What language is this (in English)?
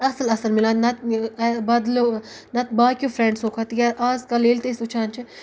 Kashmiri